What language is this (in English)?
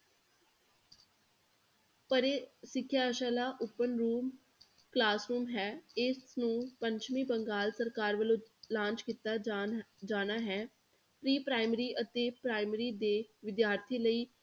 Punjabi